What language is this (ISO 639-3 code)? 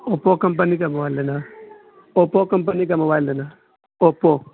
urd